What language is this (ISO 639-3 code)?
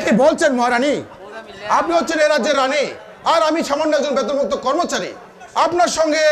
ben